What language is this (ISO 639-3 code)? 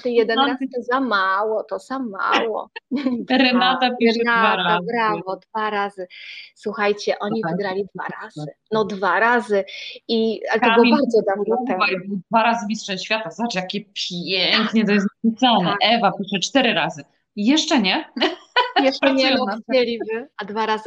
pol